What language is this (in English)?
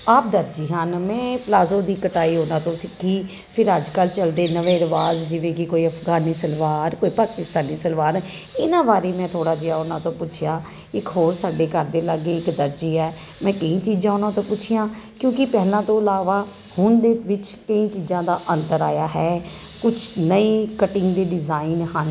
Punjabi